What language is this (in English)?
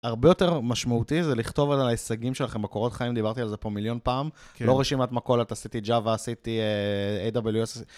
Hebrew